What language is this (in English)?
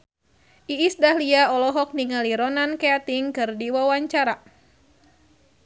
Sundanese